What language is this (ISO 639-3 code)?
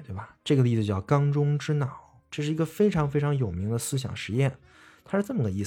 zho